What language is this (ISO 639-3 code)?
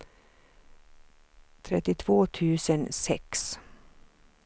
swe